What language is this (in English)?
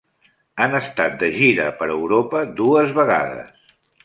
Catalan